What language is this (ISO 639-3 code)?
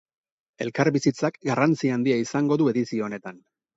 eus